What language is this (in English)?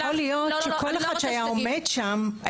Hebrew